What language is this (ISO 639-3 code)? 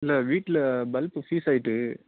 tam